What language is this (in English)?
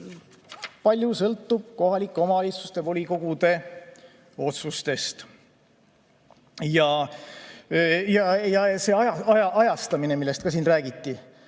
Estonian